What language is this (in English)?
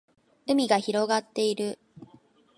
Japanese